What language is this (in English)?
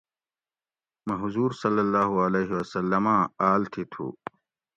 Gawri